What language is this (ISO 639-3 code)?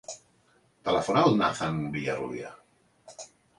cat